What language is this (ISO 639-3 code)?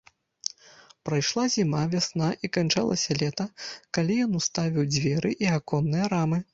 bel